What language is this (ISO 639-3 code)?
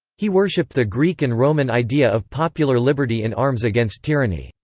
eng